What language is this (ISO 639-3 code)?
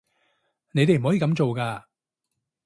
yue